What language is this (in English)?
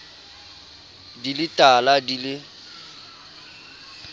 Southern Sotho